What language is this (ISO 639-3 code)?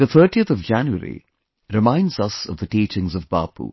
eng